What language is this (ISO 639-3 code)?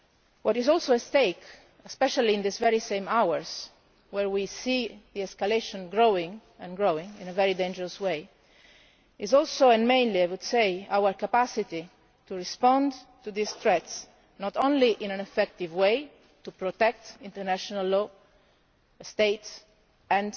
eng